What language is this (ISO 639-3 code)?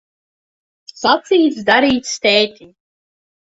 lav